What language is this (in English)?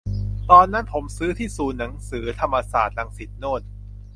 Thai